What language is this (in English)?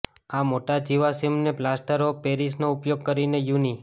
Gujarati